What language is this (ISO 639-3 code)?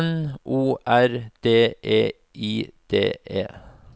nor